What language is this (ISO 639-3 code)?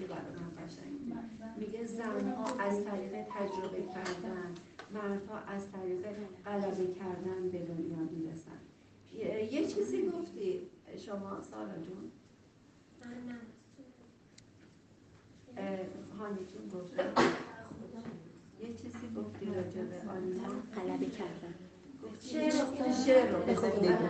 fas